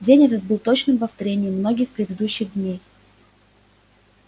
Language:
Russian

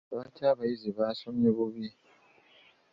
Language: Ganda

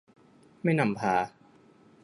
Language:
Thai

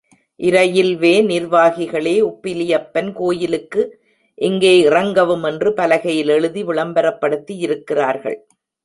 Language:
Tamil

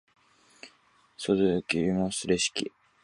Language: Japanese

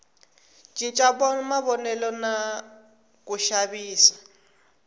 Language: Tsonga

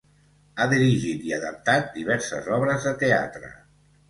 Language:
Catalan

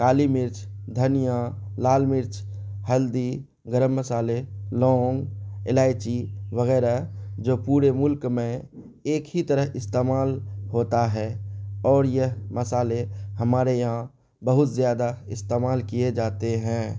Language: Urdu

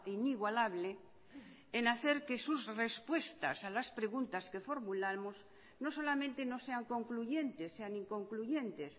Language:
Spanish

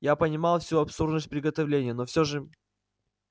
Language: Russian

